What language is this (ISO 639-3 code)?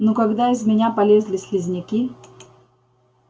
rus